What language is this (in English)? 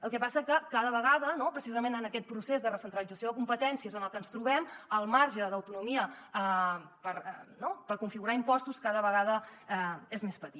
Catalan